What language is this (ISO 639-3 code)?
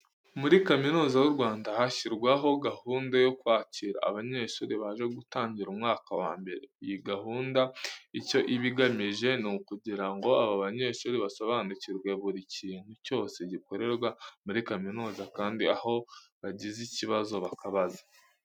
kin